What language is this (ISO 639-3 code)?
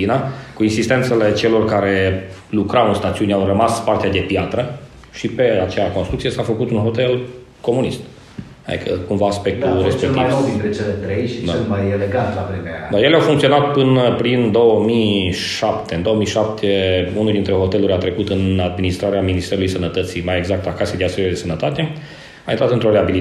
ron